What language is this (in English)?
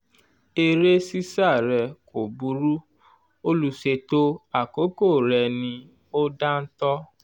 Yoruba